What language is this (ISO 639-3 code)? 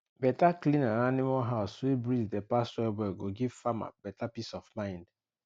pcm